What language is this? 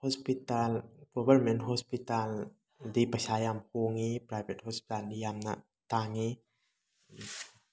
Manipuri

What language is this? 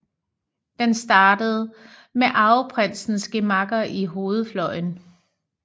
Danish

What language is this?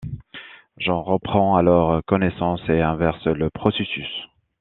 French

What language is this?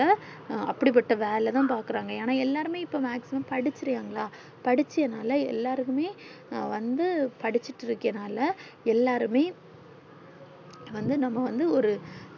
Tamil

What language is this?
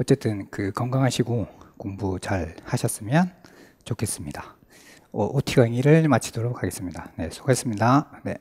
Korean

